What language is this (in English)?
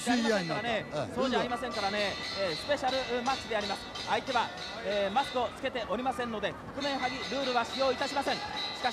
Japanese